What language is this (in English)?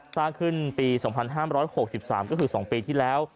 Thai